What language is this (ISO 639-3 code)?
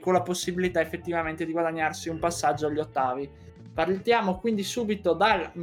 ita